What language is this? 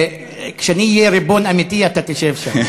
Hebrew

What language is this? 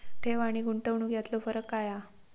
Marathi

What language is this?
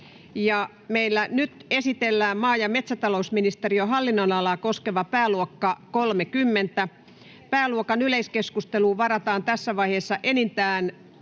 Finnish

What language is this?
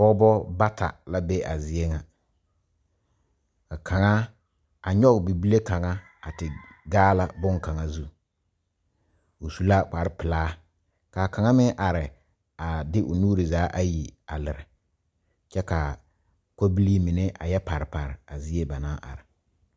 Southern Dagaare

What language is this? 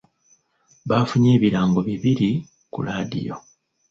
Ganda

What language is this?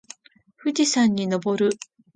Japanese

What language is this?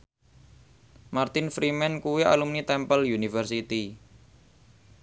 Javanese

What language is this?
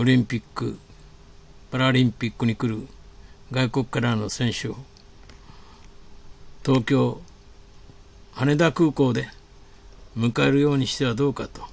Japanese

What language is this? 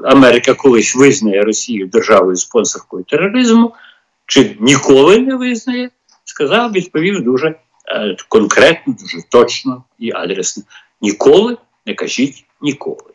Ukrainian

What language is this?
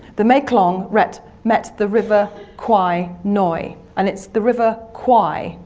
English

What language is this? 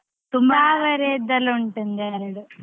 Kannada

